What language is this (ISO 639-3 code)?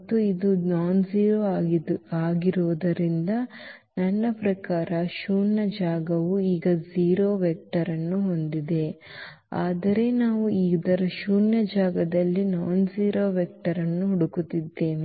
kan